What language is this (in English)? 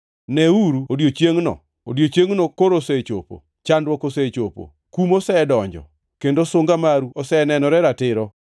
Luo (Kenya and Tanzania)